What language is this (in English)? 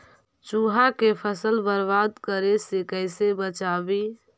Magahi